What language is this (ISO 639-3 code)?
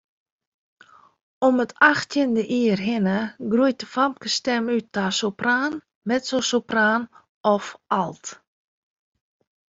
fry